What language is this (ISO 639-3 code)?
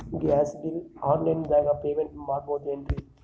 kan